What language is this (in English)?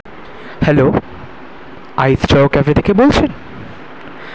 Bangla